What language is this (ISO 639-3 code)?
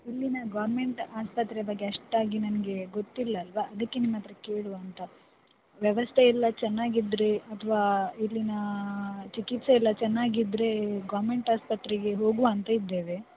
kan